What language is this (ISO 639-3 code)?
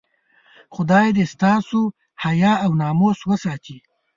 pus